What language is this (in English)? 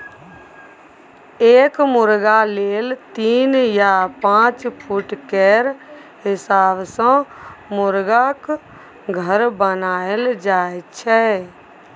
Maithili